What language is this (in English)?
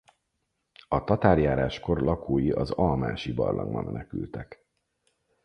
Hungarian